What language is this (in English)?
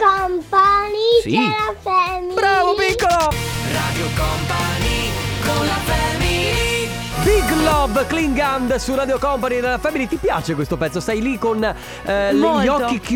Italian